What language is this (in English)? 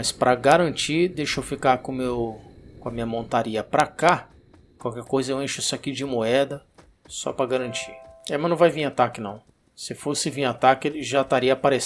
Portuguese